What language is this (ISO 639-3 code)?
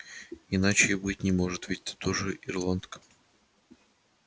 rus